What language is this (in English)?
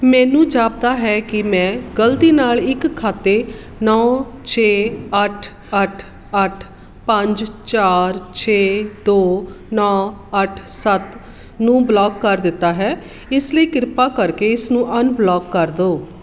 Punjabi